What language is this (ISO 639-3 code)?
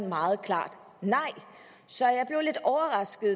dan